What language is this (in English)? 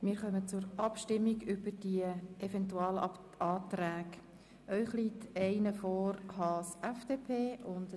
Swiss German